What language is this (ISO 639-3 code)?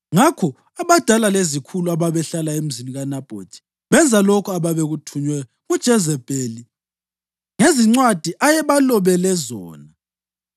nde